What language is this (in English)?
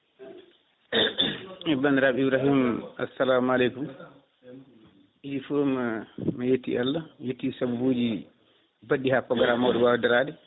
Fula